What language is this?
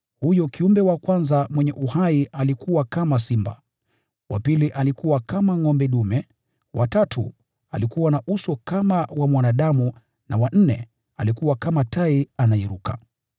Swahili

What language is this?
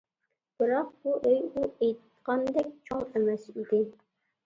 Uyghur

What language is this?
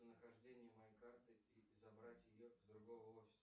Russian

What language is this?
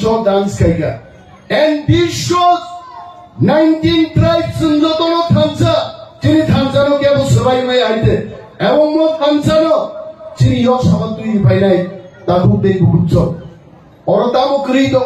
Indonesian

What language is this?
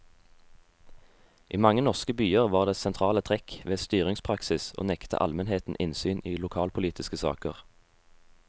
Norwegian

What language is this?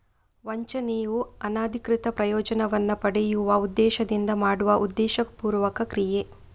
Kannada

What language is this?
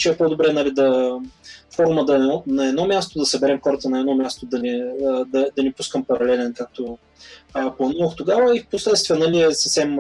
Bulgarian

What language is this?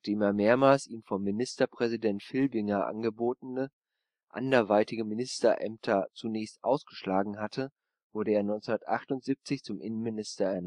German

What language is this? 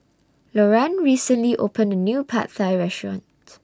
English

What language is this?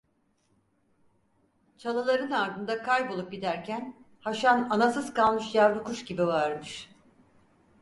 Turkish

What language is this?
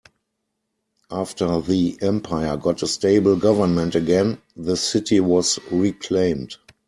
English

